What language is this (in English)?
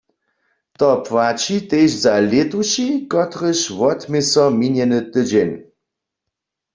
Upper Sorbian